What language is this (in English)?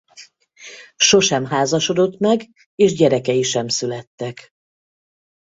Hungarian